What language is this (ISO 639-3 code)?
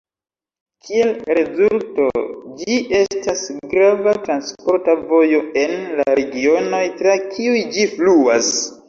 epo